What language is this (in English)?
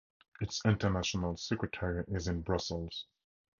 English